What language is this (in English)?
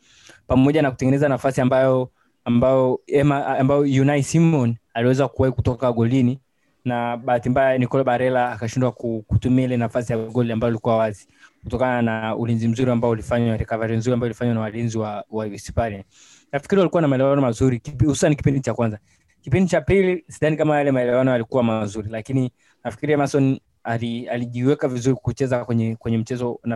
Swahili